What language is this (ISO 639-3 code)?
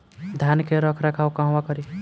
bho